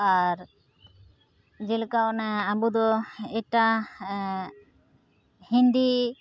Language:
Santali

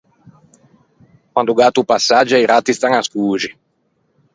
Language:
Ligurian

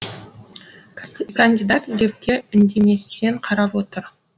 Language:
Kazakh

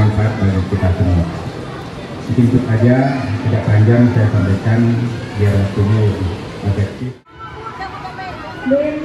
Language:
Indonesian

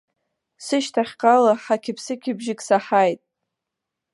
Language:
Abkhazian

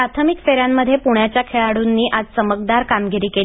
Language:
Marathi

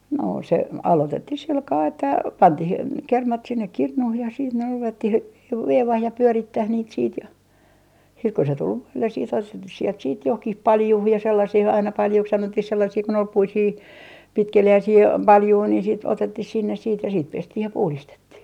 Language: Finnish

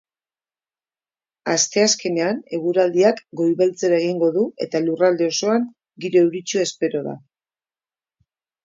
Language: Basque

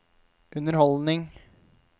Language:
Norwegian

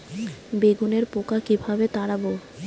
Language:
Bangla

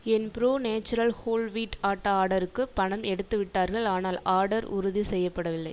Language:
Tamil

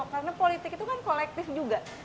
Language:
Indonesian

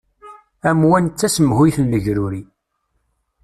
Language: Kabyle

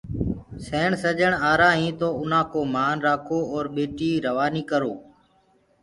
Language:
Gurgula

